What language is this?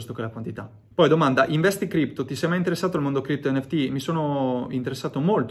Italian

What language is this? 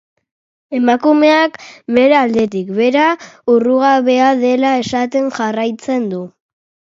Basque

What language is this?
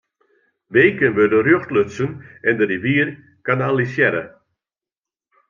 Western Frisian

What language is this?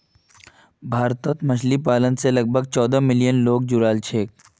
Magahi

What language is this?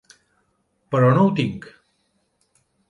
Catalan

